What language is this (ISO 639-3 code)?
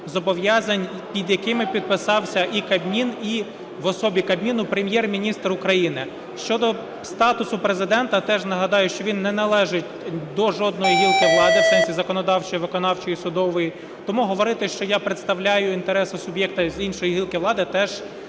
ukr